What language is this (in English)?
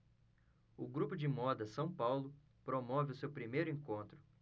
Portuguese